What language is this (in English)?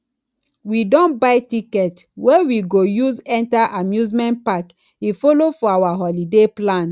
Nigerian Pidgin